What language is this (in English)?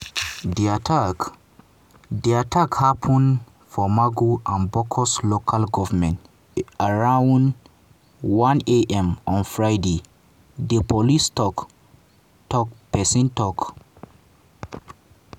Nigerian Pidgin